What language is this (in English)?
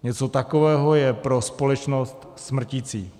Czech